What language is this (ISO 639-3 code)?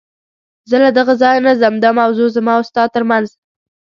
pus